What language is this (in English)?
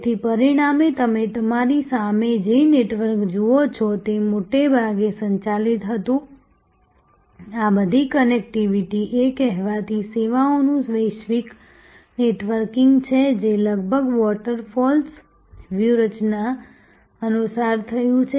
Gujarati